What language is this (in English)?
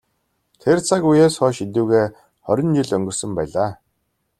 Mongolian